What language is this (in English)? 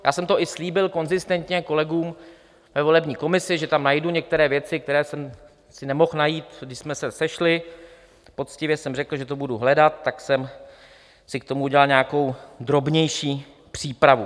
Czech